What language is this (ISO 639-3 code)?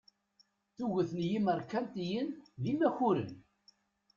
kab